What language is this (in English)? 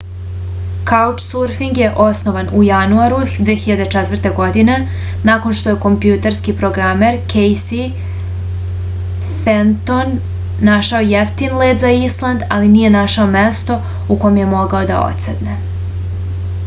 Serbian